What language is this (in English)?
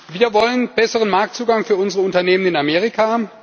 German